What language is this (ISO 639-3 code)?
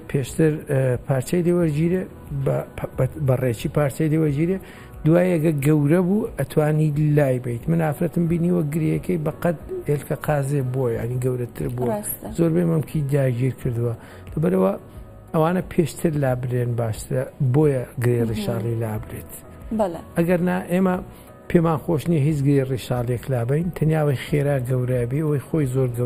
ara